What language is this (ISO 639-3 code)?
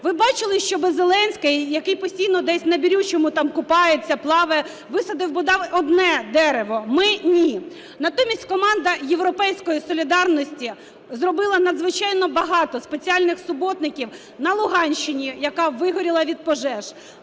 ukr